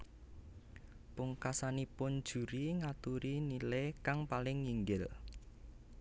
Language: Javanese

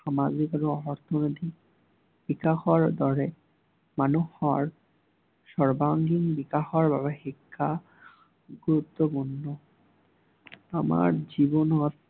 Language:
Assamese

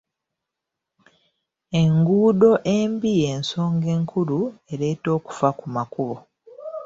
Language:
Ganda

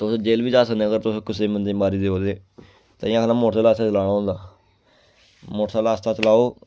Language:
Dogri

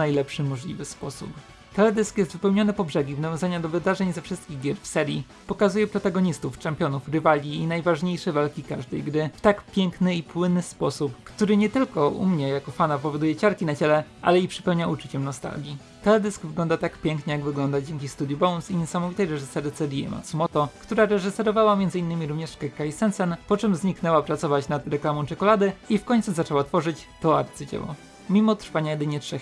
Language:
Polish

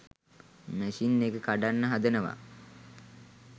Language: Sinhala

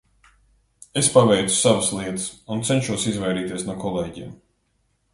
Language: Latvian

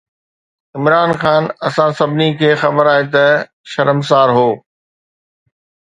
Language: Sindhi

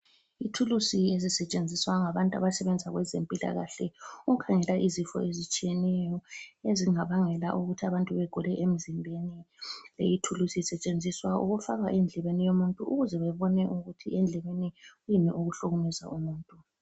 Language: North Ndebele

